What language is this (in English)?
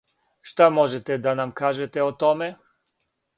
Serbian